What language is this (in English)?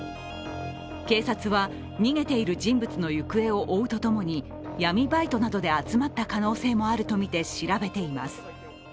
Japanese